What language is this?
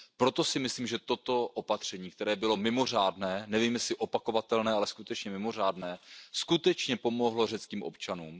Czech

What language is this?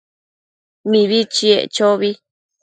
Matsés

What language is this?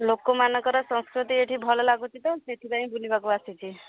Odia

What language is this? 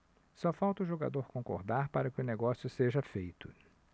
Portuguese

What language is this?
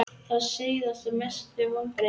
Icelandic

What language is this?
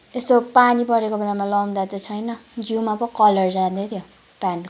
Nepali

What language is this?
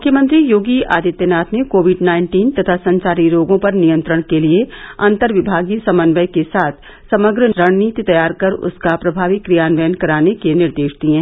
Hindi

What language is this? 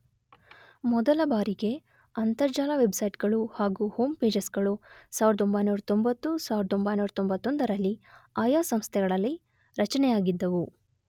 Kannada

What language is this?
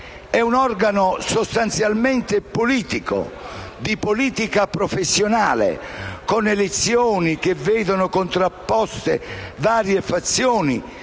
Italian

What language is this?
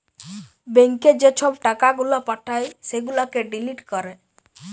Bangla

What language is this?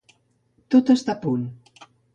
Catalan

